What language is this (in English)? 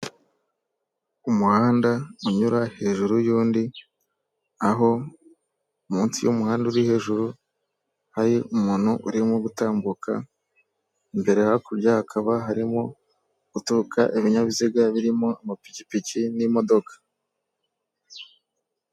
Kinyarwanda